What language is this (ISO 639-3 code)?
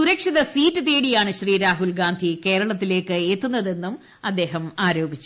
mal